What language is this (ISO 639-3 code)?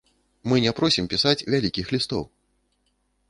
bel